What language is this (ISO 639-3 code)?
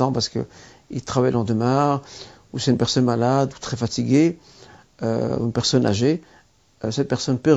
fra